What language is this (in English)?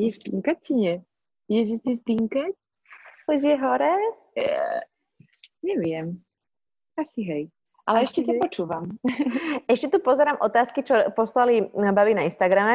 Slovak